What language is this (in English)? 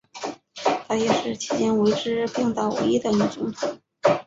Chinese